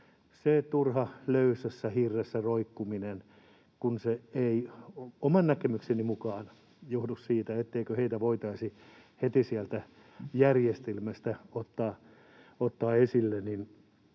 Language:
Finnish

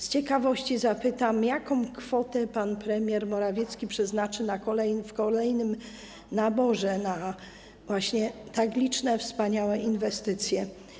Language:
Polish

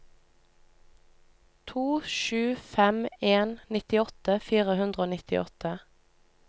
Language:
Norwegian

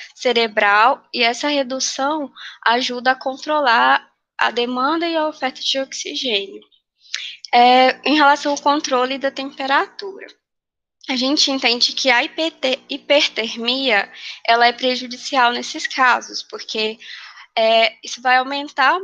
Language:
Portuguese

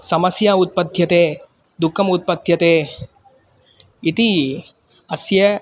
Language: Sanskrit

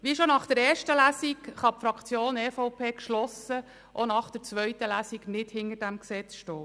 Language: Swiss German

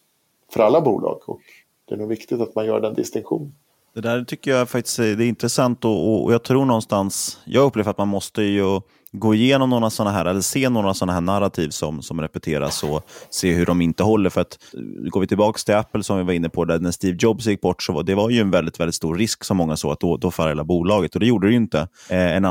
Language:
Swedish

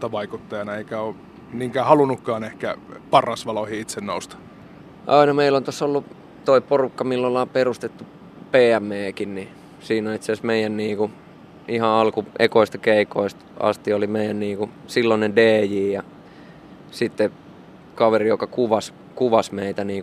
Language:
Finnish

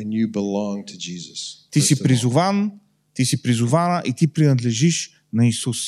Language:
Bulgarian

